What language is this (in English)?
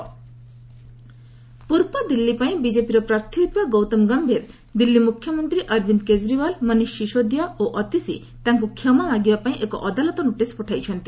Odia